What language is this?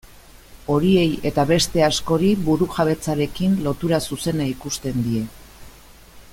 Basque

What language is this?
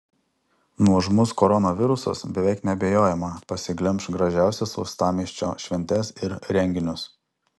Lithuanian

